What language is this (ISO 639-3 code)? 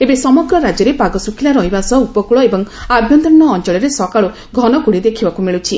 ori